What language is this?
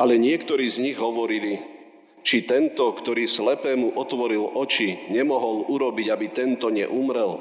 Slovak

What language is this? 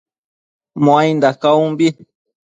Matsés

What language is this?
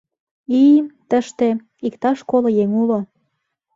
Mari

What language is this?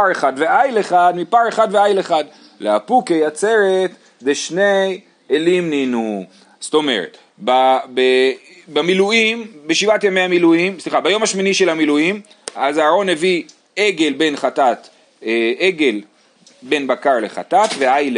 Hebrew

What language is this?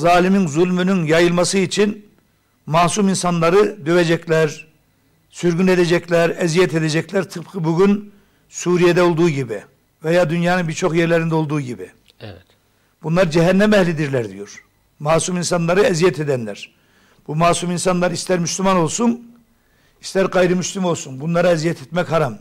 Turkish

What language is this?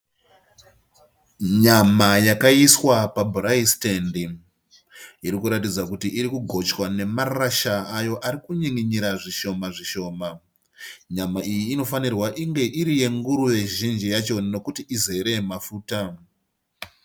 Shona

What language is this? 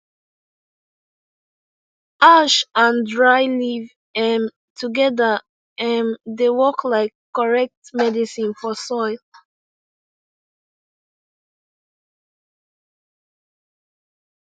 Nigerian Pidgin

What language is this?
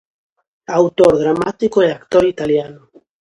Galician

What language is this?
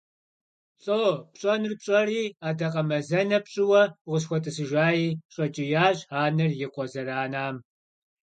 Kabardian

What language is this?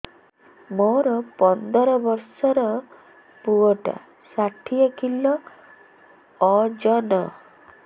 Odia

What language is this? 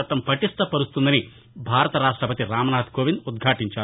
Telugu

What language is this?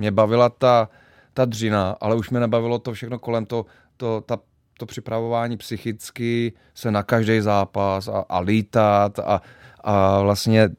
Czech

